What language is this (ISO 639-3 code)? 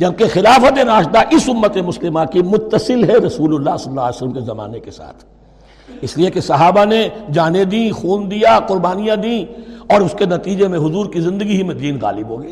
urd